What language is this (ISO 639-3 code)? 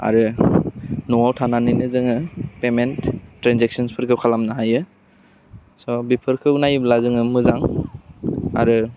brx